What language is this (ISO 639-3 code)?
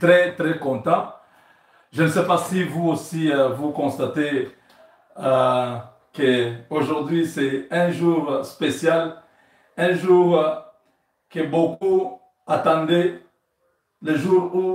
fra